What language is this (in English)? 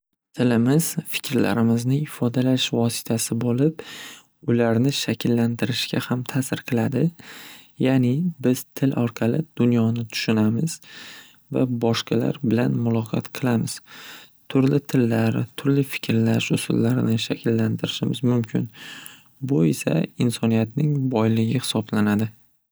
Uzbek